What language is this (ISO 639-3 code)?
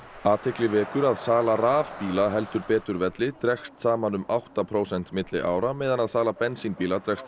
isl